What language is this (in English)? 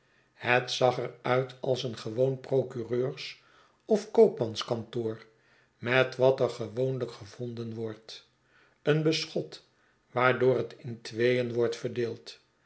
Dutch